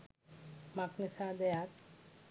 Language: Sinhala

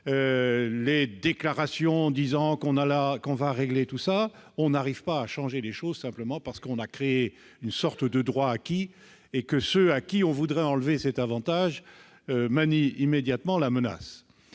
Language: French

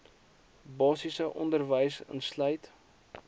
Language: Afrikaans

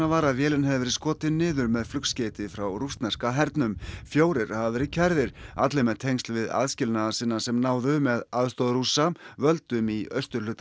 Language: Icelandic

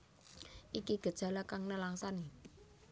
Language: Javanese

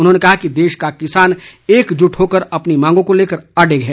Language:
Hindi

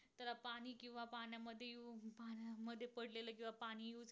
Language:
Marathi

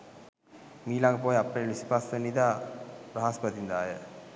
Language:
Sinhala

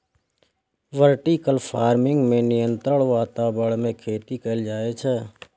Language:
Maithili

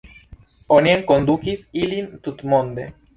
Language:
Esperanto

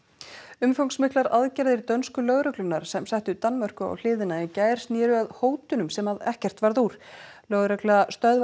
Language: Icelandic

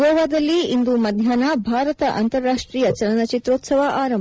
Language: Kannada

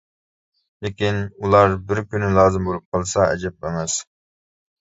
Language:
Uyghur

